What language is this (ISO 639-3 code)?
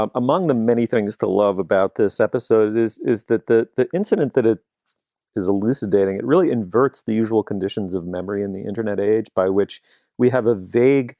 eng